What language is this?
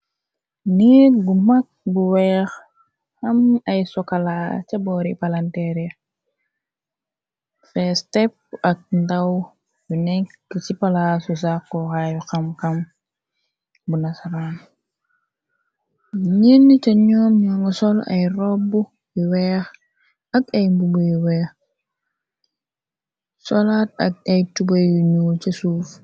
Wolof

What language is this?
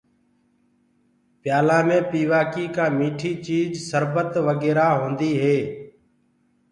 Gurgula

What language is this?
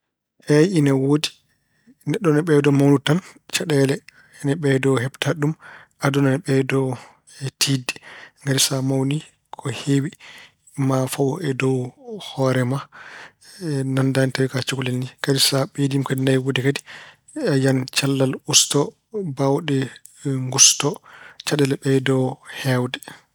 Fula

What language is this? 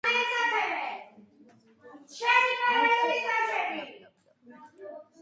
Georgian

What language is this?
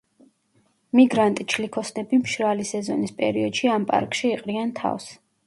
Georgian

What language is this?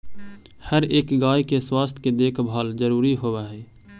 Magahi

